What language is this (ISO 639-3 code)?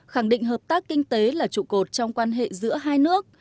vie